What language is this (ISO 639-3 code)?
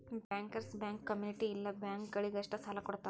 kan